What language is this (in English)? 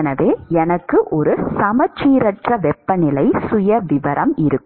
Tamil